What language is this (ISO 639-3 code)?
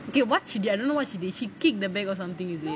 eng